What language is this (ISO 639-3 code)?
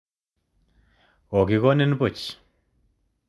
kln